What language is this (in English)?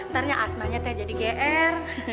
Indonesian